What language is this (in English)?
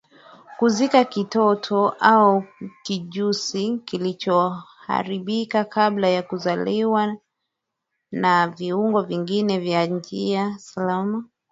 Swahili